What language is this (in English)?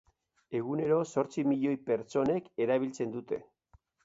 Basque